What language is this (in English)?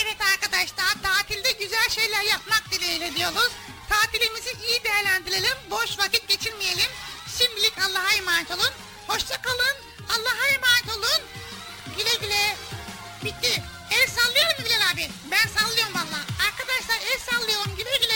Turkish